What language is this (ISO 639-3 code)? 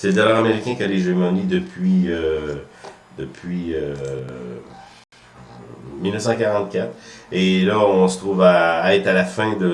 fra